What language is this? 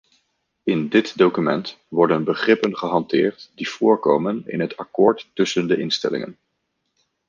Dutch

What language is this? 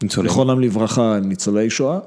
Hebrew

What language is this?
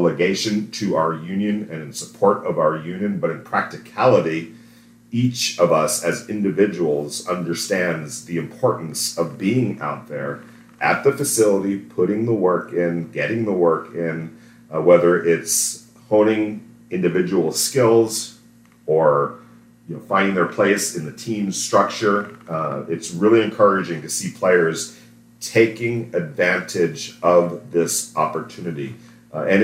English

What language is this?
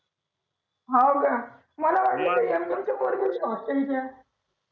Marathi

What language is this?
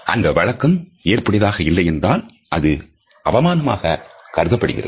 Tamil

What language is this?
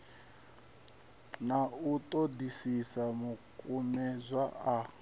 Venda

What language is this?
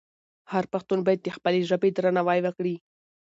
Pashto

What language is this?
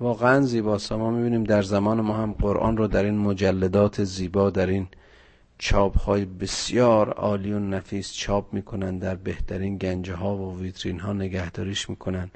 Persian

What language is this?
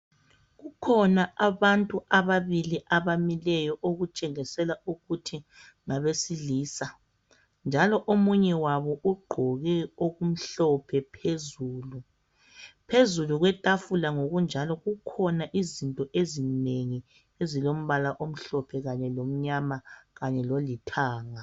North Ndebele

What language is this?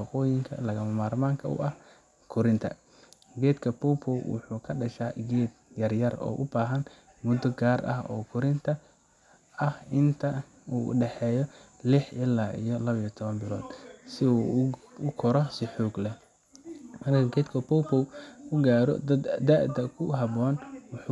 Somali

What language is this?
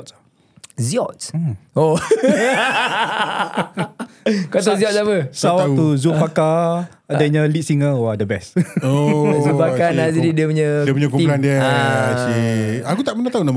Malay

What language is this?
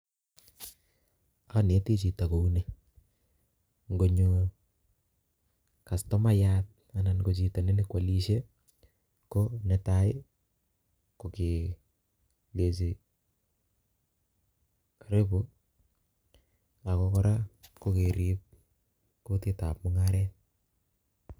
Kalenjin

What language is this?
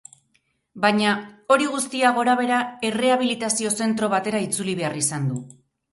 Basque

